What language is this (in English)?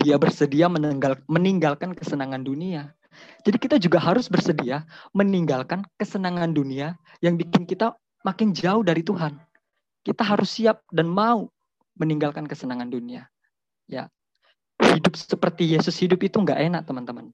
Indonesian